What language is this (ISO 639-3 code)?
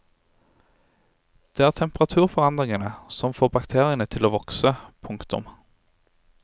nor